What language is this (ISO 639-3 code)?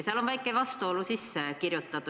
est